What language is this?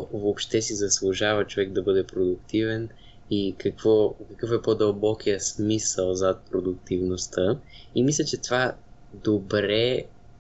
Bulgarian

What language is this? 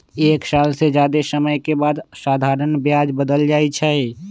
Magahi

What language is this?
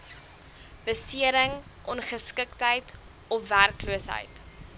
Afrikaans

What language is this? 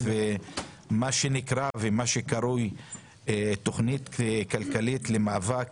Hebrew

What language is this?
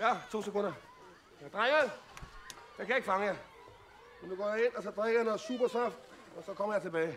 Danish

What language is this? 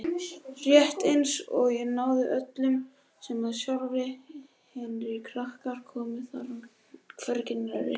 Icelandic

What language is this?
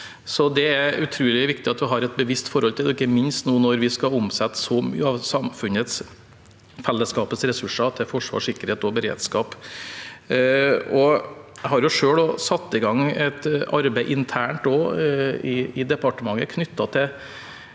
Norwegian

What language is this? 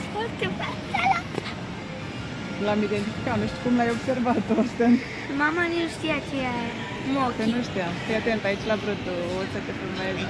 Romanian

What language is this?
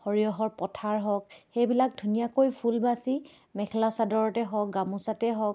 Assamese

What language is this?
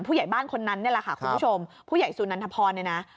Thai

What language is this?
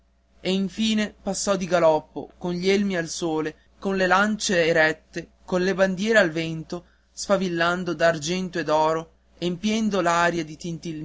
Italian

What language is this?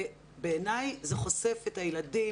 Hebrew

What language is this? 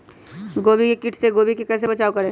Magahi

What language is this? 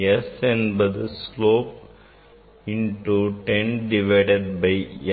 Tamil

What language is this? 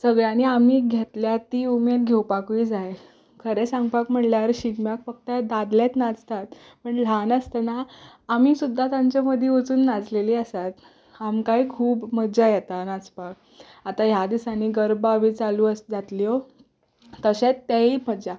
Konkani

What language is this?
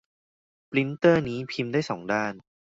Thai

